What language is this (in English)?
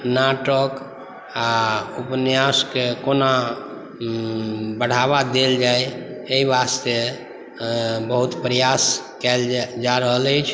Maithili